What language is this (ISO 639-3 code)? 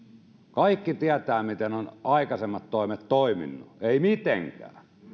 fin